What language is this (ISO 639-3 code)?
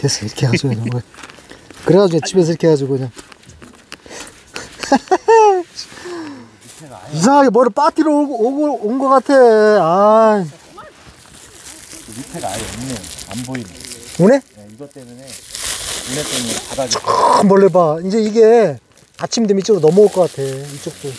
kor